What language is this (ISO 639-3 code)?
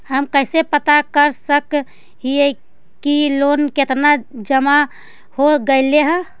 mag